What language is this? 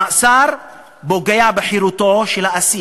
Hebrew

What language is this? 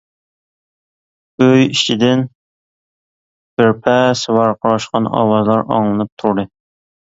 Uyghur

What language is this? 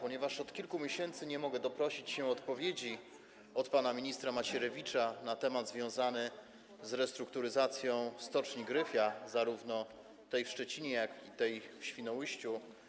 Polish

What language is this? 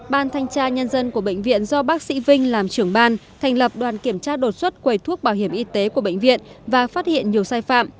Vietnamese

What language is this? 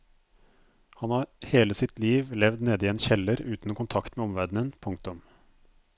Norwegian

